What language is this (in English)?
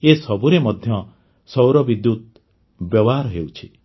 Odia